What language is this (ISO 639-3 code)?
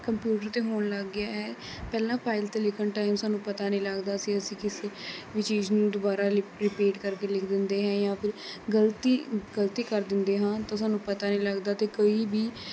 pan